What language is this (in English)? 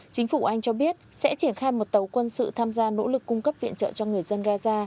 Vietnamese